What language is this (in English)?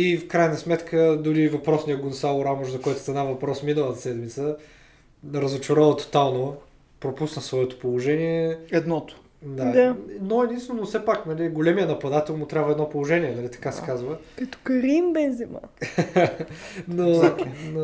Bulgarian